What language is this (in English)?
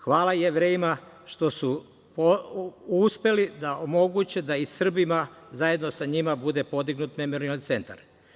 Serbian